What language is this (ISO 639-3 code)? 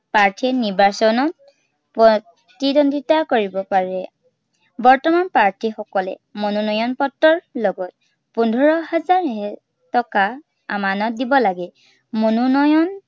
asm